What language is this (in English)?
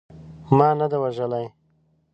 Pashto